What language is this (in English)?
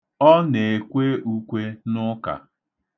Igbo